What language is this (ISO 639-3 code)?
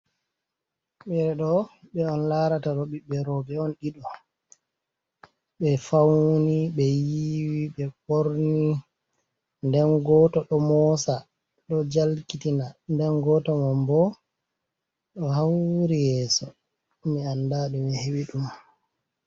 ful